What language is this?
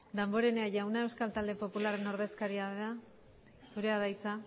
Basque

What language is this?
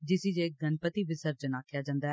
Dogri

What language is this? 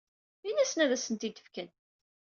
Kabyle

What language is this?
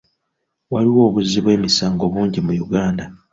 Ganda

